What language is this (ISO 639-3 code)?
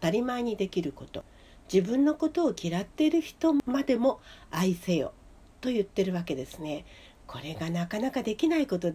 jpn